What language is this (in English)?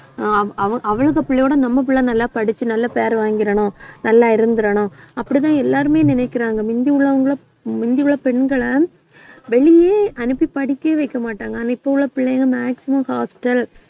Tamil